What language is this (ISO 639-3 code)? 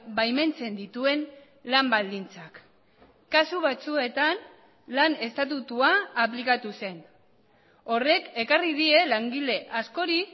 eus